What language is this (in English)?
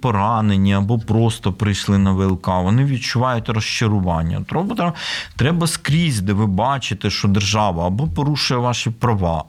Ukrainian